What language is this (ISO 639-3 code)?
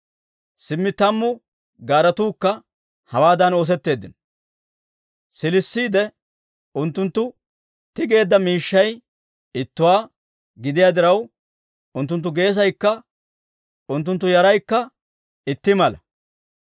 dwr